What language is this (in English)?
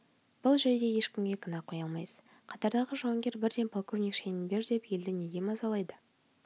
Kazakh